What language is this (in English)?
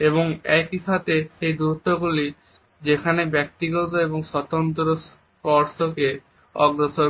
Bangla